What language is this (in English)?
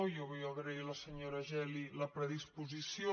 Catalan